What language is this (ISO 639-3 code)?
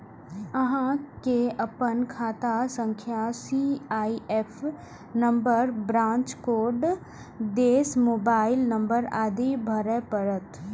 mai